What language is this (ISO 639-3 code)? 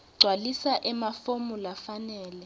ssw